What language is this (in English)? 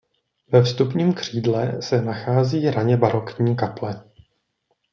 Czech